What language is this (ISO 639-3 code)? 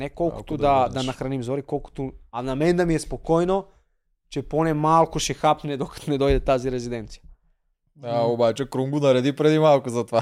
bul